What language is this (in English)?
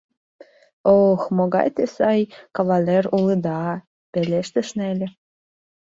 Mari